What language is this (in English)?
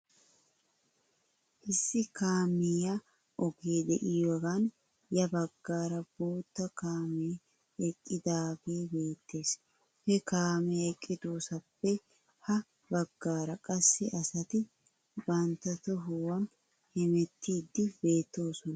Wolaytta